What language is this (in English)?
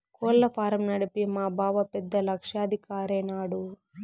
Telugu